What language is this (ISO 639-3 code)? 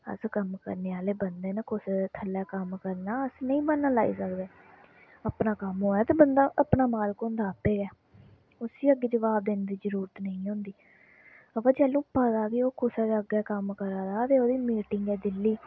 doi